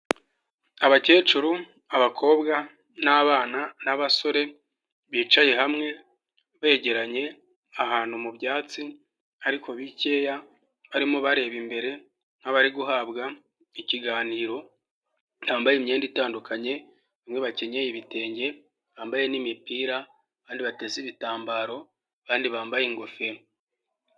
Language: Kinyarwanda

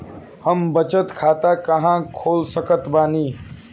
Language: Bhojpuri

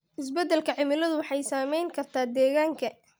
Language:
Somali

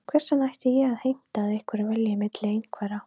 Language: Icelandic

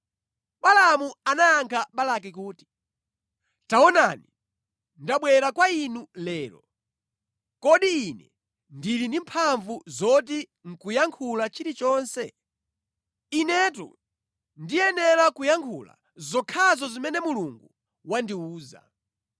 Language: Nyanja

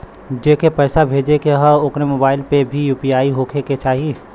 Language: Bhojpuri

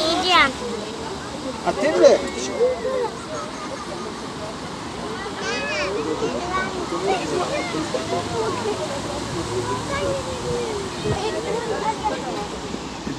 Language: Turkish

